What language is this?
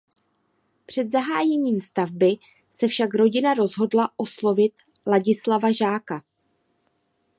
Czech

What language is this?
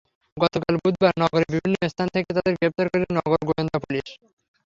Bangla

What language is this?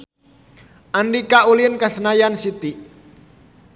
Sundanese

